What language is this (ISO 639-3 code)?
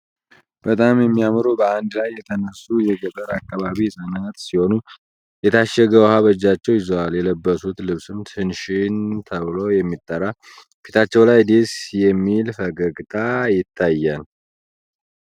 amh